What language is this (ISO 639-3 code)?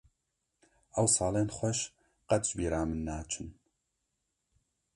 kur